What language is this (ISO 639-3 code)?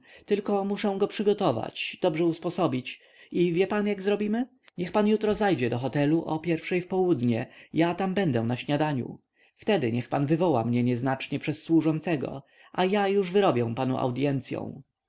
pol